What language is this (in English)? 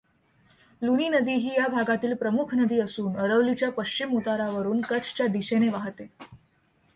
Marathi